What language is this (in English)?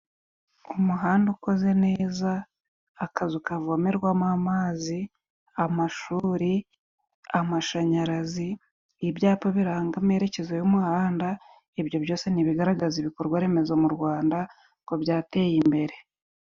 Kinyarwanda